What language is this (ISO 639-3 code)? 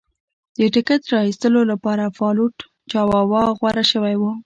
pus